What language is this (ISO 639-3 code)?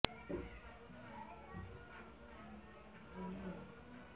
ben